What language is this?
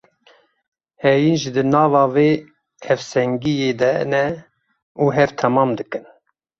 Kurdish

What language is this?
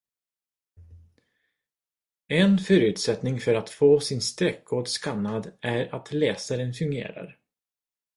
Swedish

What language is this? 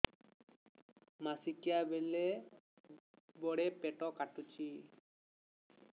Odia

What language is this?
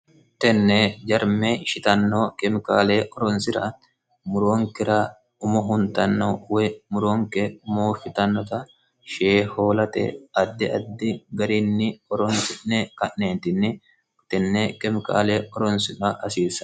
Sidamo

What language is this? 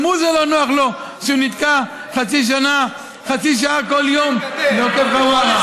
Hebrew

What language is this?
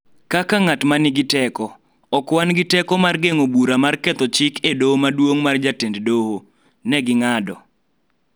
Luo (Kenya and Tanzania)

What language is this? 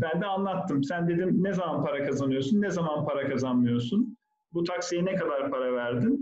Turkish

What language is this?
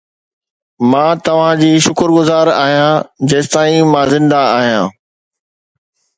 Sindhi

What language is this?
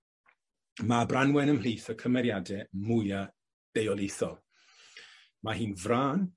Welsh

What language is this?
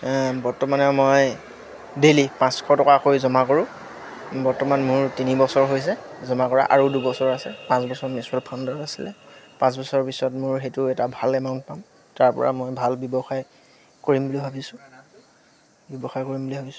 Assamese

